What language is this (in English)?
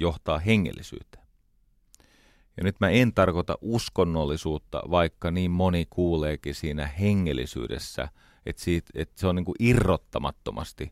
Finnish